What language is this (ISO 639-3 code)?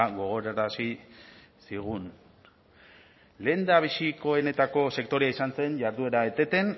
eus